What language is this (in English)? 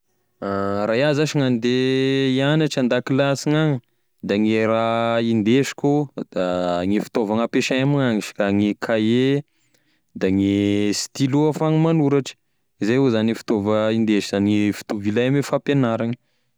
Tesaka Malagasy